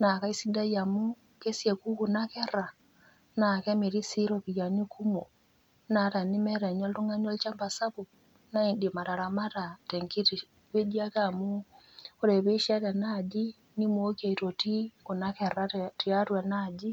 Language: Masai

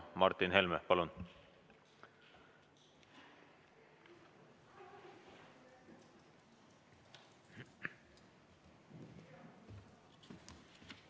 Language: Estonian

